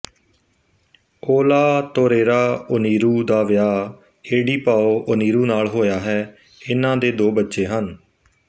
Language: Punjabi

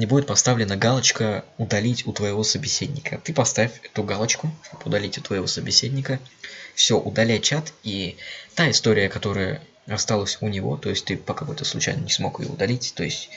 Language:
Russian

